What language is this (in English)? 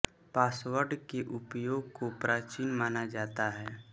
Hindi